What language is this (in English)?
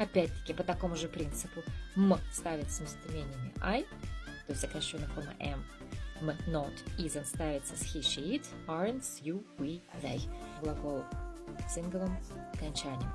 Russian